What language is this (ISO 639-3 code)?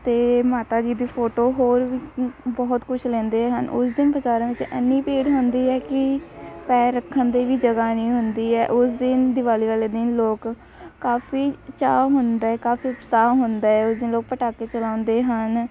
pan